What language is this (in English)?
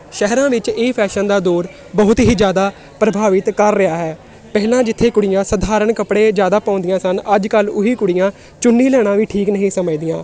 Punjabi